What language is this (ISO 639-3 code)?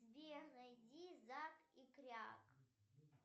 rus